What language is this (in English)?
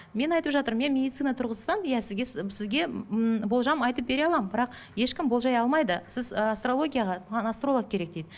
Kazakh